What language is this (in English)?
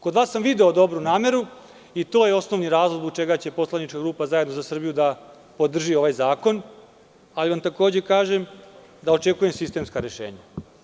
Serbian